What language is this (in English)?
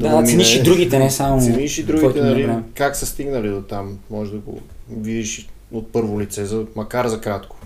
Bulgarian